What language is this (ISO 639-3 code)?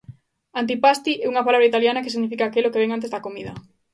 glg